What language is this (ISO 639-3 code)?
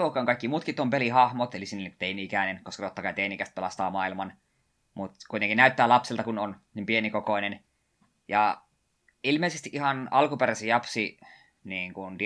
fin